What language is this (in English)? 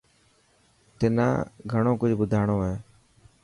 Dhatki